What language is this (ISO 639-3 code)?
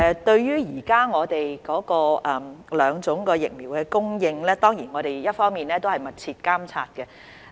yue